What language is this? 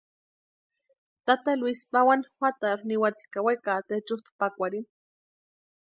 Western Highland Purepecha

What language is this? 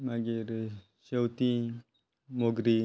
Konkani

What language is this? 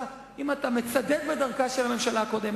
Hebrew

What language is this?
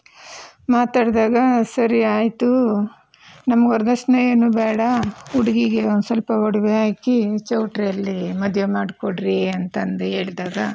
Kannada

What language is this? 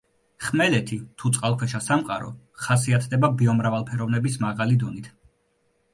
Georgian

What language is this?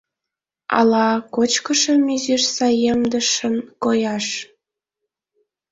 Mari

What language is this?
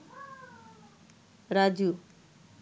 Bangla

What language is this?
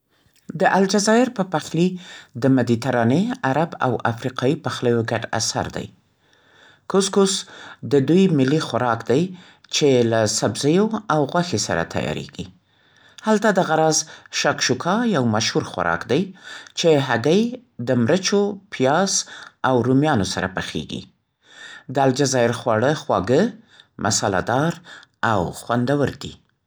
Central Pashto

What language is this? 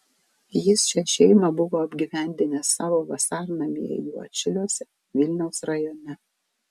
Lithuanian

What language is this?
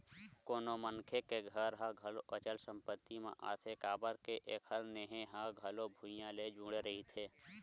Chhattisgarhi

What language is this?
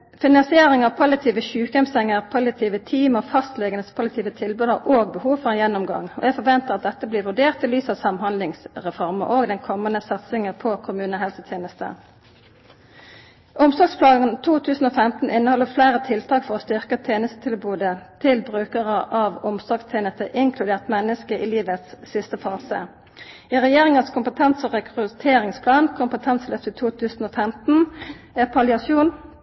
Norwegian Nynorsk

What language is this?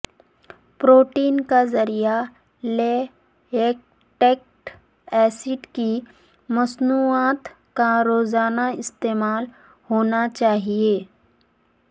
Urdu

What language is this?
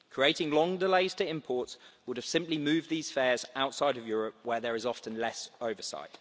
English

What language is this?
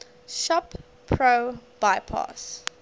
English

